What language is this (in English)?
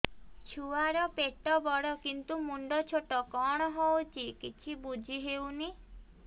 Odia